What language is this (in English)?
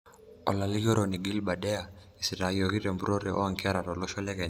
Masai